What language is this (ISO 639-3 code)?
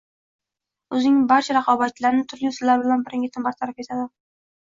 uzb